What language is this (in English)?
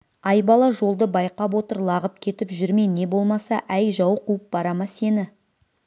Kazakh